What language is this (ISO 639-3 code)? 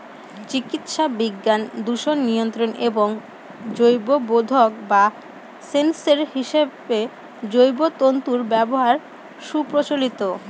ben